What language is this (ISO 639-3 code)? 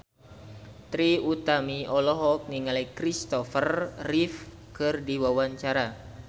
sun